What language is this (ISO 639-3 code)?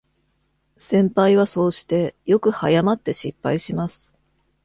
jpn